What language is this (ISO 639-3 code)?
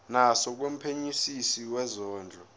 zul